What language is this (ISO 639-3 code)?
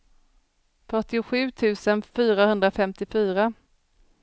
swe